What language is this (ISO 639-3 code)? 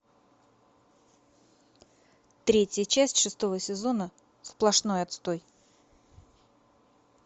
rus